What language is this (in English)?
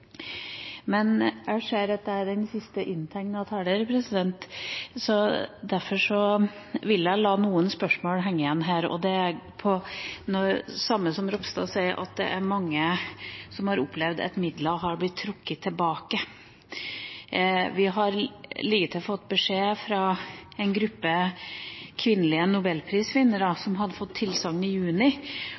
Norwegian Bokmål